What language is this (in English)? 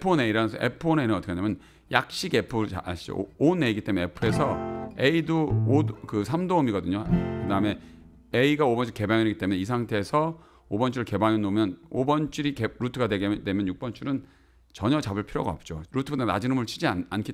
Korean